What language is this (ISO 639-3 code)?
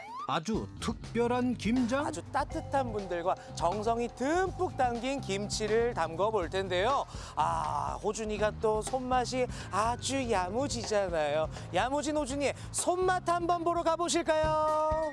kor